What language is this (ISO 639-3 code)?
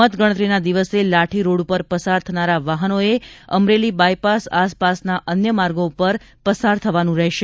guj